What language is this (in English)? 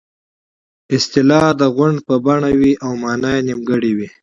Pashto